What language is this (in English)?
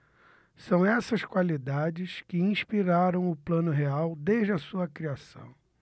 Portuguese